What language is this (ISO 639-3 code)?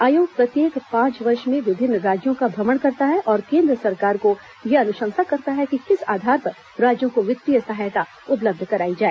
hin